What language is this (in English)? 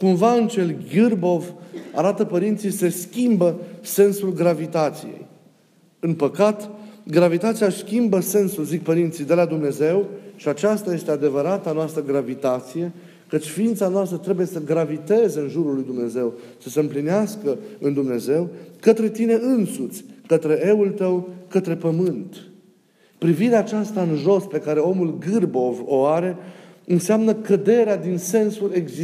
Romanian